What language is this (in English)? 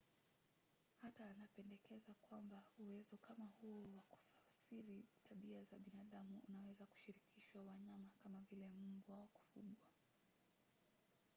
Swahili